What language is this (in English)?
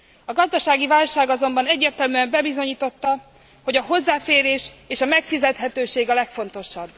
Hungarian